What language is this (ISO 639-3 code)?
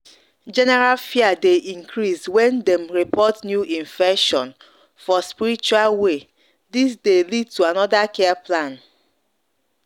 pcm